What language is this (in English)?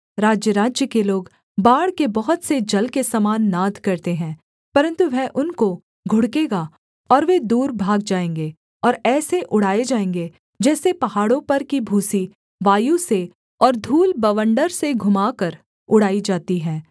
Hindi